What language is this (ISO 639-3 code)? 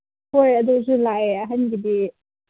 mni